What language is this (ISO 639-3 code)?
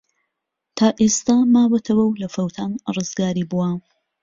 ckb